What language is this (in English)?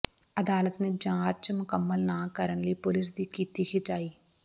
Punjabi